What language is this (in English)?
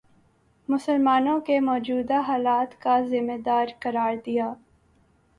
Urdu